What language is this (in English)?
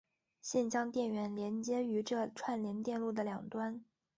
Chinese